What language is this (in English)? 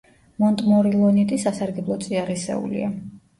Georgian